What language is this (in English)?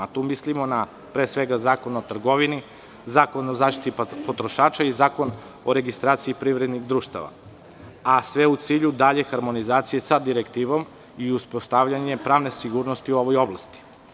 Serbian